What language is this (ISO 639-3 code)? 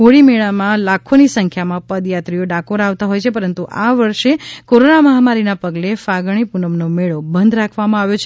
guj